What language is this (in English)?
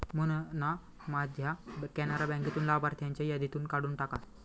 Marathi